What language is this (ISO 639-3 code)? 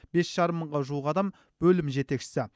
kaz